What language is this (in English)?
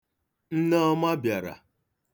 Igbo